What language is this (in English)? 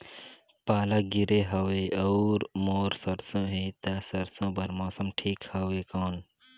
Chhattisgarhi